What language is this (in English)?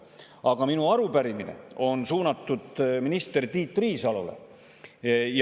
Estonian